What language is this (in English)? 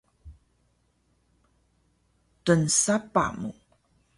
Taroko